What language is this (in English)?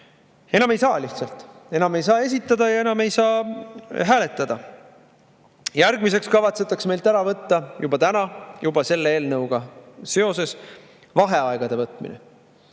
Estonian